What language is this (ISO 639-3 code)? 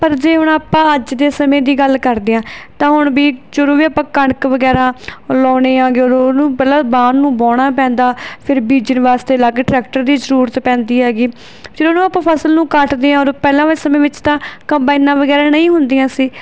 pan